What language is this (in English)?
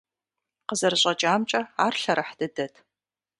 Kabardian